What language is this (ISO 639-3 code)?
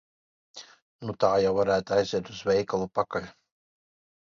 lav